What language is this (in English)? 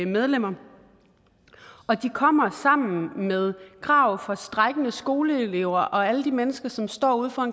Danish